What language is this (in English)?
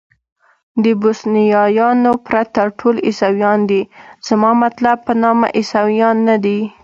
Pashto